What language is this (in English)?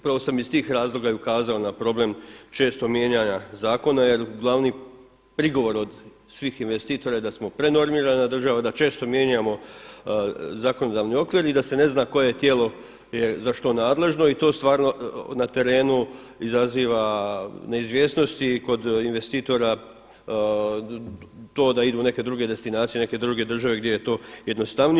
Croatian